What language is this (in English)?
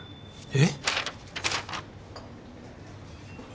Japanese